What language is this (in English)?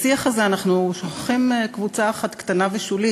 Hebrew